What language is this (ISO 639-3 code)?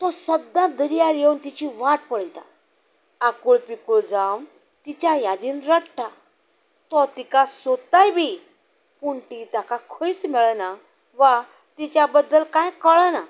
kok